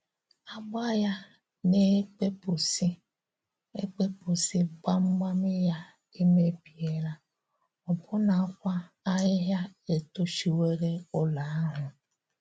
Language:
Igbo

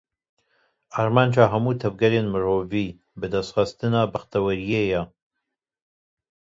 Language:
Kurdish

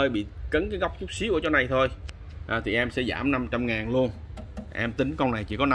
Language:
Vietnamese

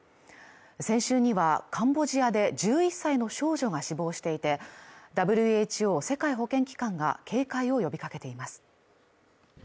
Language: Japanese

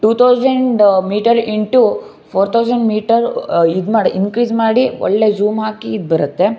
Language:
Kannada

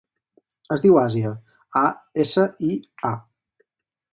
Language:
Catalan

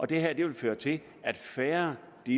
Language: Danish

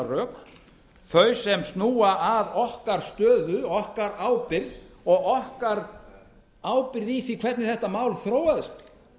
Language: Icelandic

